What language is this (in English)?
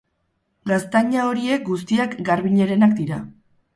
Basque